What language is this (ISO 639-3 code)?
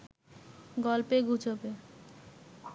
ben